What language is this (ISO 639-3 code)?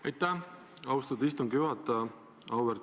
est